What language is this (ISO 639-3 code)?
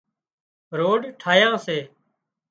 kxp